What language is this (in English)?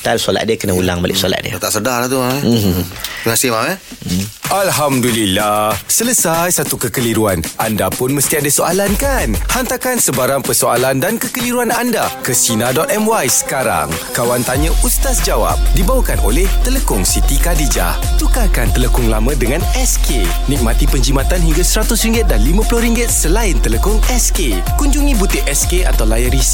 Malay